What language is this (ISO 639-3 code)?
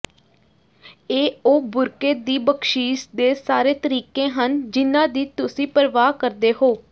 pan